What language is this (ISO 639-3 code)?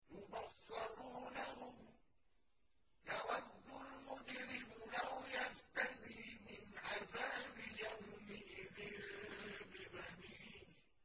ara